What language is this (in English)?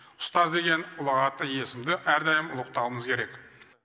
Kazakh